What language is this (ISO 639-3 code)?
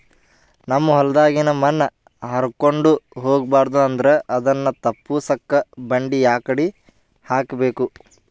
kan